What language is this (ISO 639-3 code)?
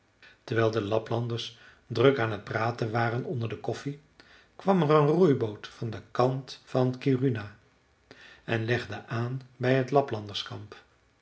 nld